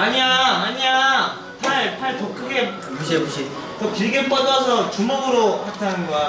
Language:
Korean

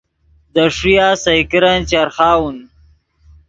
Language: Yidgha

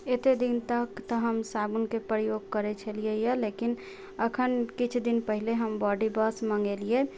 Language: Maithili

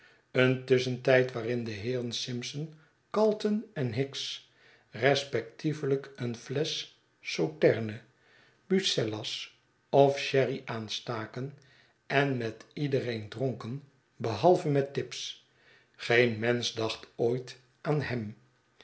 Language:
Dutch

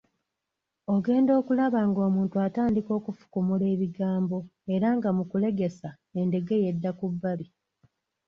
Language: Ganda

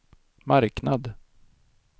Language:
Swedish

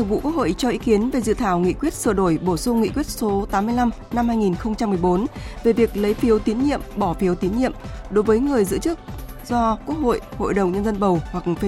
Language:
Vietnamese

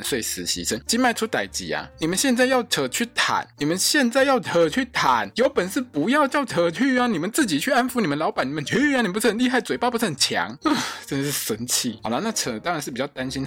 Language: Chinese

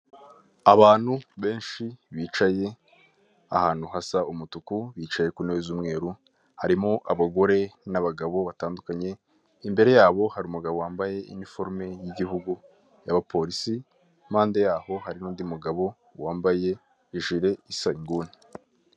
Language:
Kinyarwanda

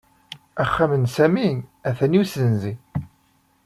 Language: Kabyle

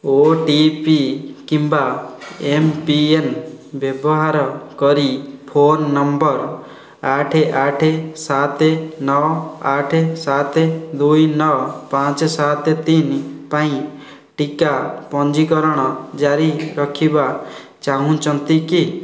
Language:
Odia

